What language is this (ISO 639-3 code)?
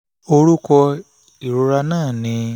yor